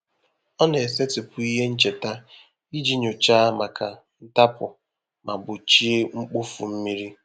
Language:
Igbo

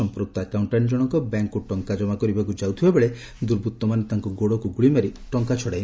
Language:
Odia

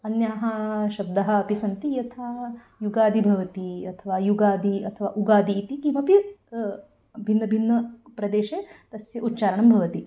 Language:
Sanskrit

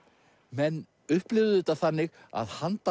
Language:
Icelandic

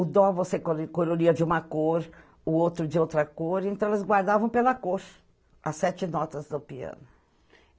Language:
Portuguese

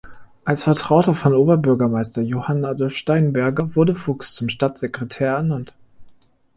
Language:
German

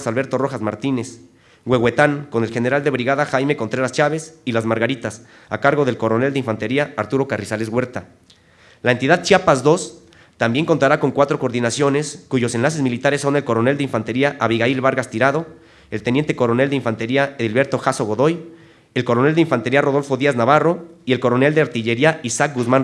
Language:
Spanish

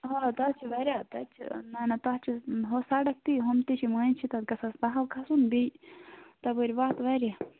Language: Kashmiri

